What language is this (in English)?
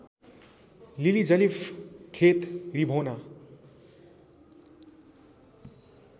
Nepali